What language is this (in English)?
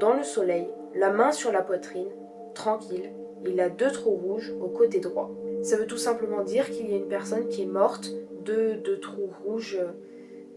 French